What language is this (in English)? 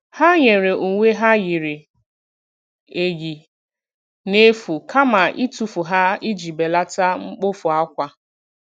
Igbo